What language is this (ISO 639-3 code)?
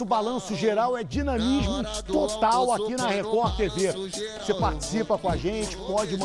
por